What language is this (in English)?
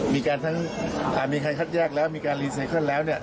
Thai